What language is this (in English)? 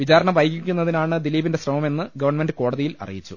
Malayalam